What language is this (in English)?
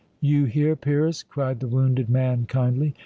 English